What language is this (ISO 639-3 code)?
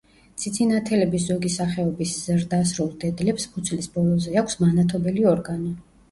kat